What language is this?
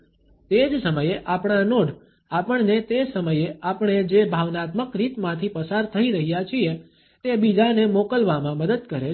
Gujarati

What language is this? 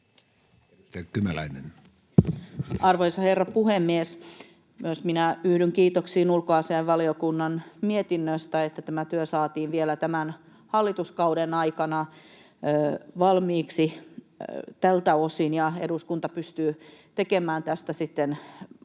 Finnish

